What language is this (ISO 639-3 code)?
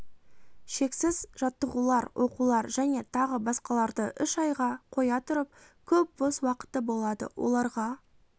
kaz